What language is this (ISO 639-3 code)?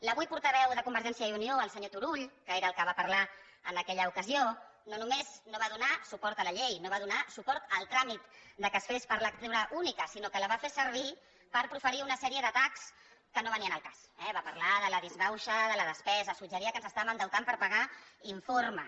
cat